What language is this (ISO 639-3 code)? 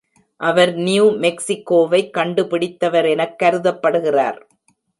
tam